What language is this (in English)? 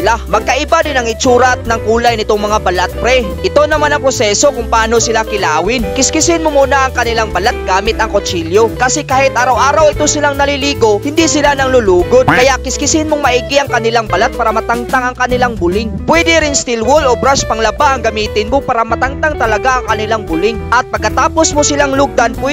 Filipino